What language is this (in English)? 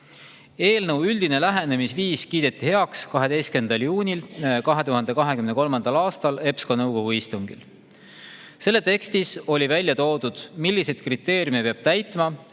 Estonian